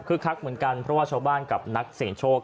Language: Thai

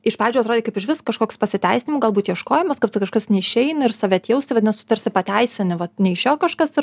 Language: Lithuanian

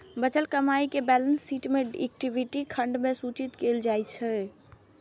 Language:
Maithili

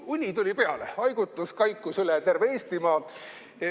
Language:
Estonian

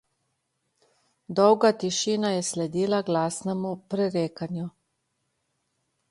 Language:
Slovenian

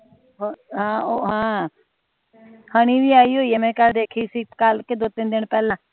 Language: Punjabi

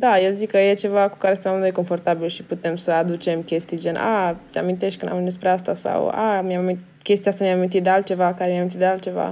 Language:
Romanian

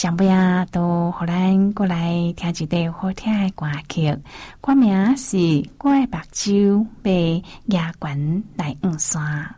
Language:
Chinese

